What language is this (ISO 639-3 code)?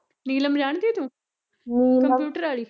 pan